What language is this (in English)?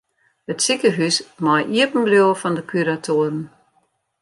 Western Frisian